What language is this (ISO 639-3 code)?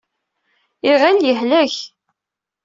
kab